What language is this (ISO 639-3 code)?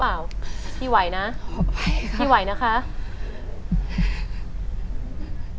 tha